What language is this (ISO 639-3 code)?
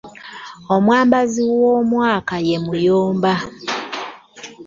lug